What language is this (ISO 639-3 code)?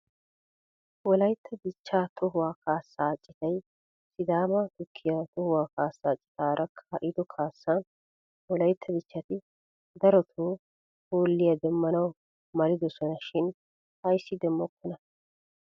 wal